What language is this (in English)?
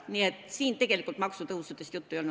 Estonian